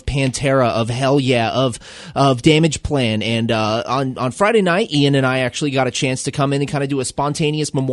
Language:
English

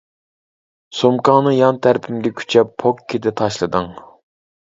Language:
Uyghur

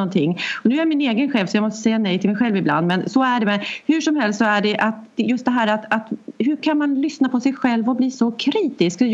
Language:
Swedish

